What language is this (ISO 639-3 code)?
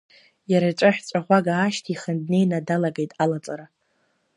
abk